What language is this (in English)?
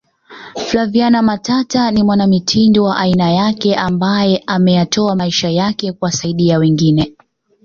Swahili